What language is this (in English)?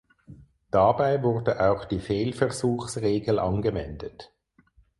German